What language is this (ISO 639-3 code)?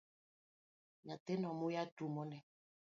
luo